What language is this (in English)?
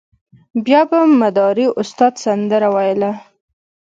Pashto